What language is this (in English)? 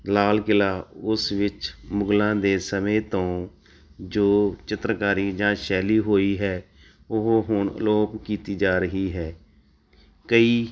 Punjabi